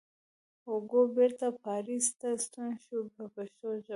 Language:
Pashto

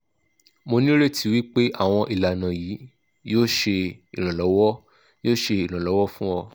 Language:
Yoruba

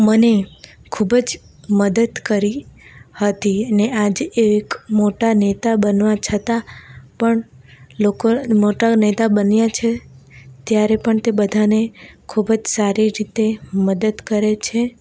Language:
Gujarati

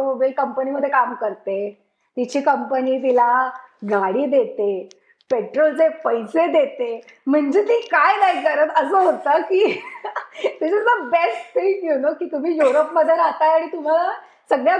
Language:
Marathi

